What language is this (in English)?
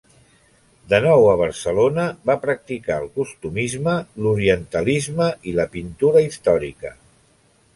Catalan